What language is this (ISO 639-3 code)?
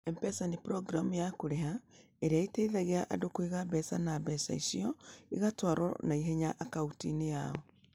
kik